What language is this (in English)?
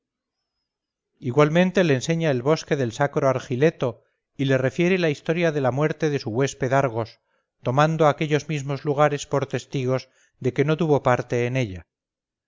Spanish